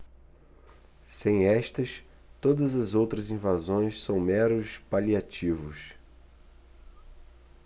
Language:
Portuguese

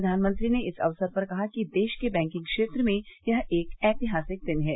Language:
Hindi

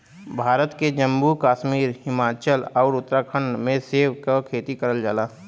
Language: Bhojpuri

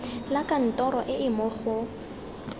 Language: Tswana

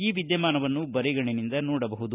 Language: Kannada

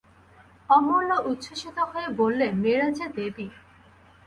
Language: Bangla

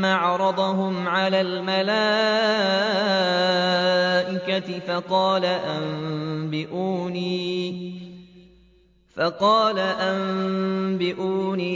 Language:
Arabic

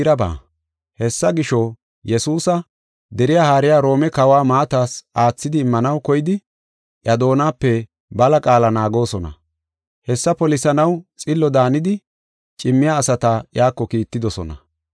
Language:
Gofa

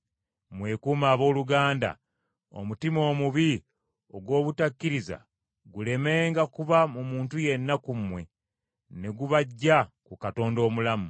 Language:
Ganda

